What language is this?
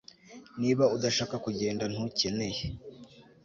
Kinyarwanda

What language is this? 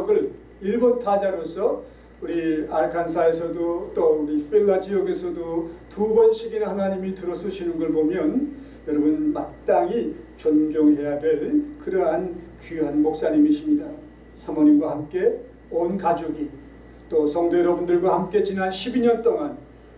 Korean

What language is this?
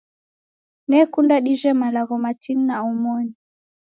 Taita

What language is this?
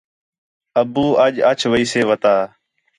Khetrani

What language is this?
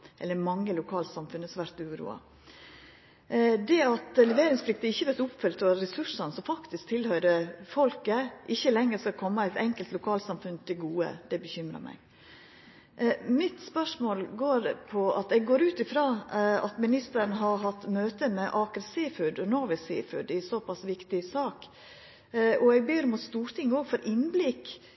Norwegian Nynorsk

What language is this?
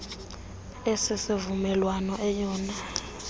Xhosa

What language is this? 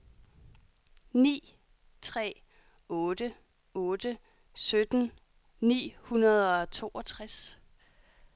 Danish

